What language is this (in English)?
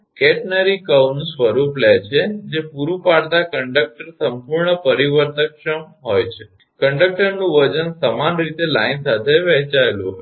Gujarati